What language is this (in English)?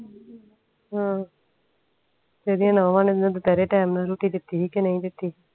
Punjabi